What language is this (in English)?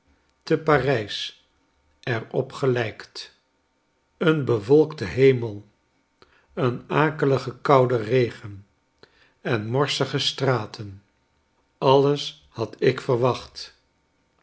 Dutch